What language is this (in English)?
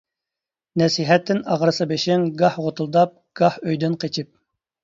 Uyghur